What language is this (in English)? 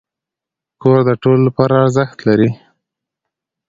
Pashto